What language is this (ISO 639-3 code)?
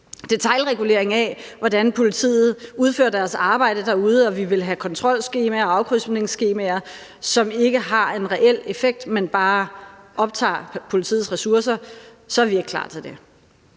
dan